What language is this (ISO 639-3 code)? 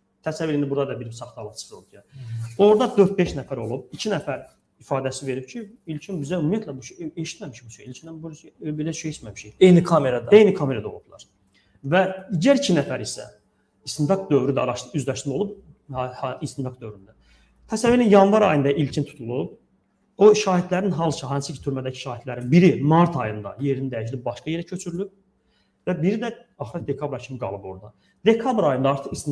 tur